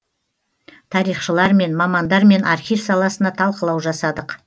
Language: Kazakh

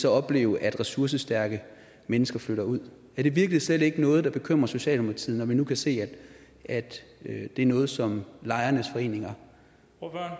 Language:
Danish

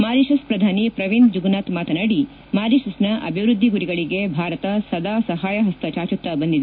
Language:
Kannada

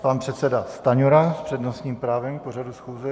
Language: Czech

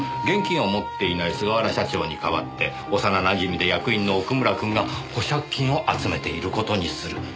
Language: Japanese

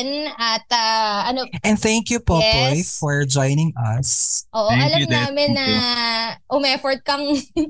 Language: Filipino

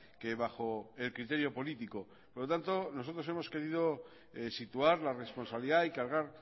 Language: Spanish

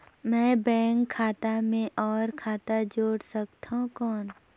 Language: Chhattisgarhi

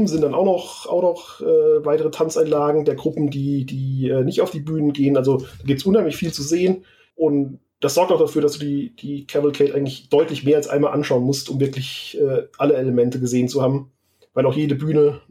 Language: German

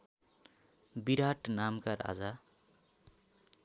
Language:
Nepali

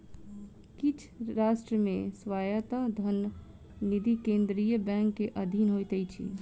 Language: Maithili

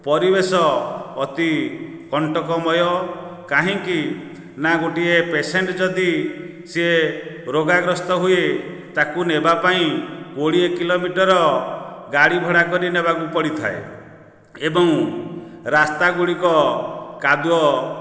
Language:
Odia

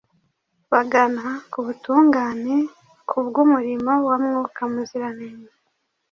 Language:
Kinyarwanda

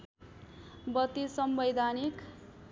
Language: Nepali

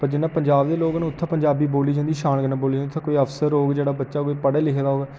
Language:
Dogri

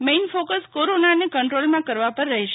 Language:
Gujarati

